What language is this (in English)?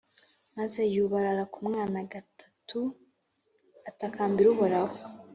Kinyarwanda